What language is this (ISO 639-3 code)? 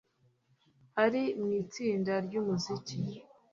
kin